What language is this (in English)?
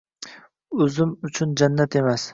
Uzbek